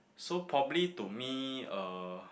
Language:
English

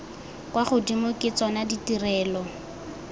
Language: Tswana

